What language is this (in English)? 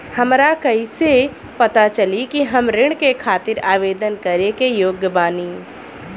Bhojpuri